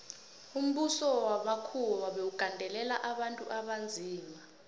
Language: South Ndebele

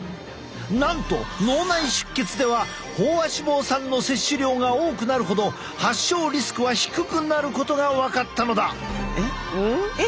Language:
Japanese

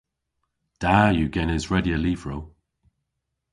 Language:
Cornish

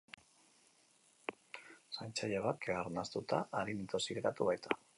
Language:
Basque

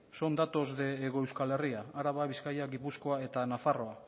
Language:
Basque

